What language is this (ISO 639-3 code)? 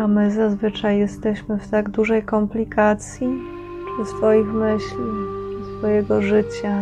pol